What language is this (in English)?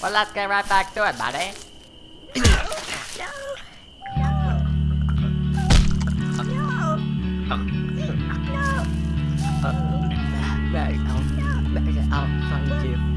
English